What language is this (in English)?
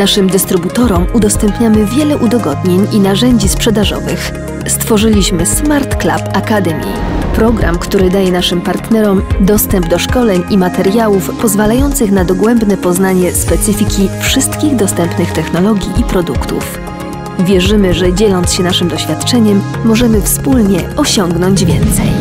Polish